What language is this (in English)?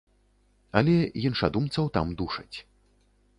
Belarusian